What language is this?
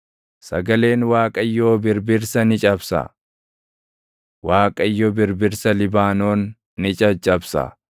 Oromo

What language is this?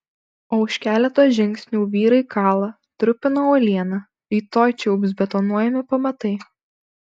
Lithuanian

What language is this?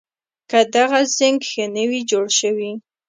Pashto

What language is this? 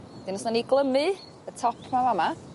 Welsh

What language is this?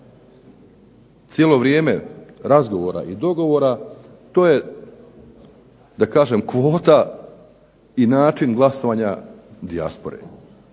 Croatian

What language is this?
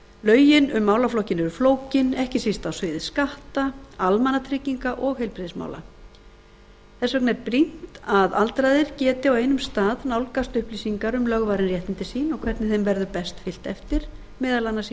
Icelandic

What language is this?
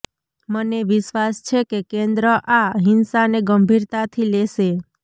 Gujarati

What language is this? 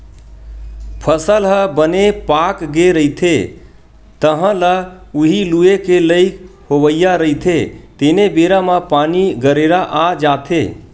Chhattisgarhi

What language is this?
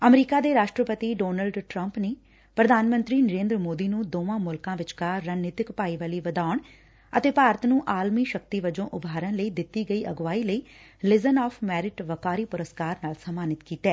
Punjabi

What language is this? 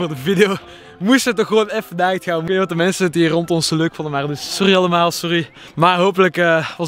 Dutch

